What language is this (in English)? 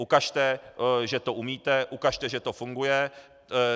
Czech